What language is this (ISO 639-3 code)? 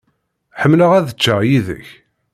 kab